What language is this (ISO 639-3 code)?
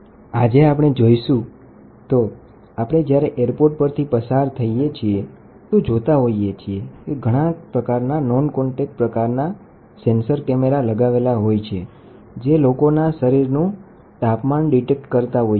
guj